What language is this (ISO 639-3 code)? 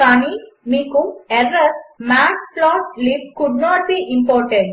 tel